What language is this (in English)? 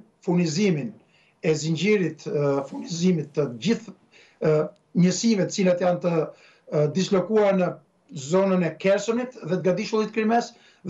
Romanian